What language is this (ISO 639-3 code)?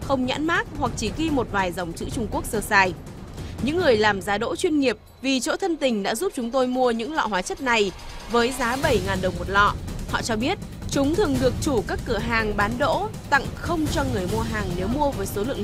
vie